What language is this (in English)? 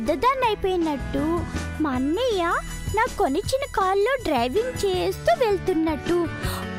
Telugu